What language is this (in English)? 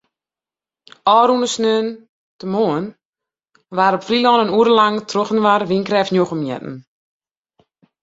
Western Frisian